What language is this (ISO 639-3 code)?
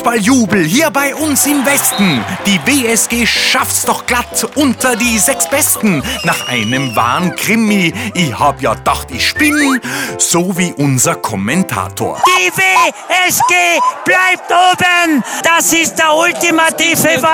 deu